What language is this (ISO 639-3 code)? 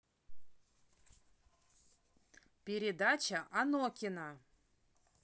rus